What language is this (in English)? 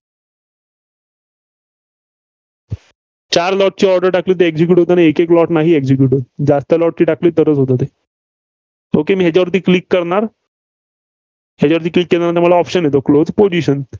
Marathi